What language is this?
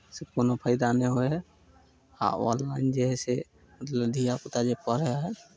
Maithili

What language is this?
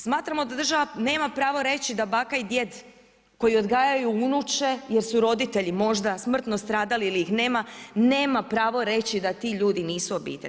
Croatian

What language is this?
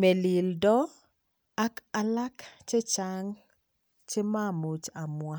Kalenjin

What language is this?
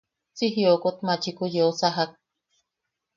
Yaqui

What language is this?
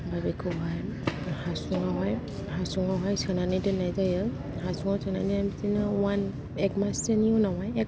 Bodo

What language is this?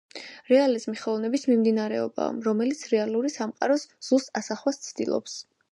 Georgian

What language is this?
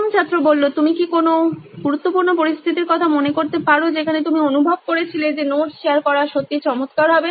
Bangla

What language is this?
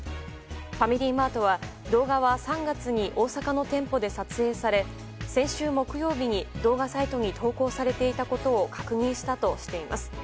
Japanese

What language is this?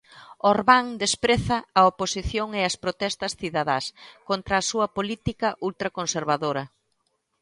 Galician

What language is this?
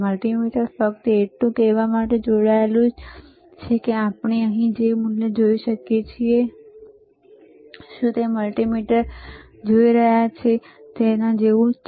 Gujarati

